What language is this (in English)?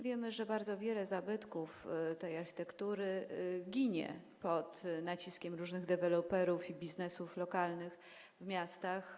Polish